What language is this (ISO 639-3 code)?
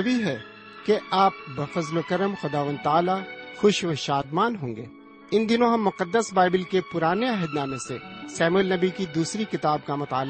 urd